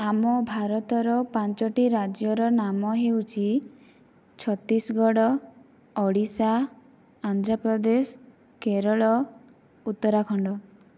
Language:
Odia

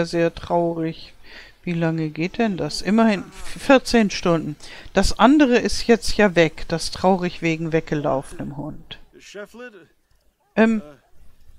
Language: German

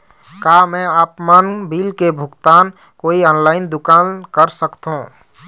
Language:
Chhattisgarhi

